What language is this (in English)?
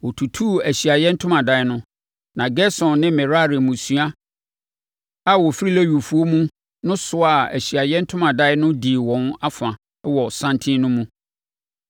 Akan